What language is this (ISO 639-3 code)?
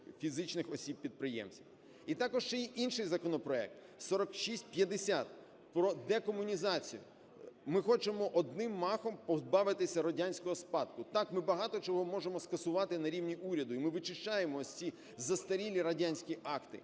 ukr